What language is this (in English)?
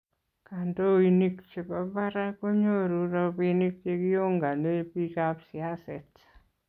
Kalenjin